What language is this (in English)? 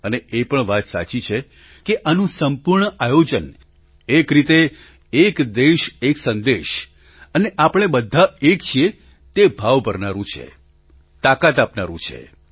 Gujarati